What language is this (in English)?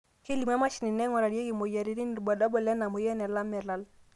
Masai